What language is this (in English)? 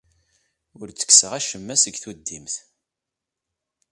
Kabyle